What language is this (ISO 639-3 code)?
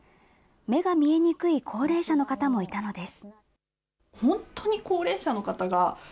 jpn